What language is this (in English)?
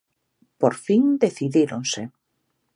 Galician